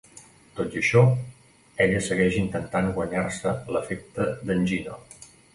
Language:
Catalan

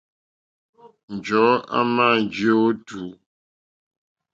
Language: Mokpwe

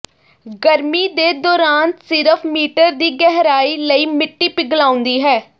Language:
Punjabi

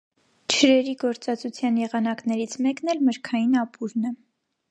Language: Armenian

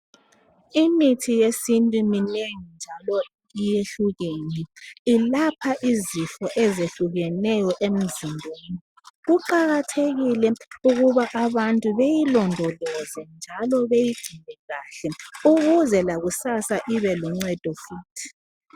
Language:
North Ndebele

